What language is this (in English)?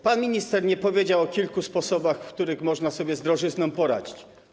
Polish